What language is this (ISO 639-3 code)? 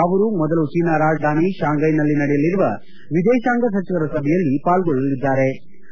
kan